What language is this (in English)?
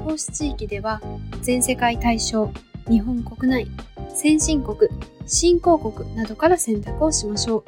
Japanese